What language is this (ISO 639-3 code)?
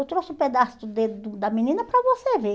por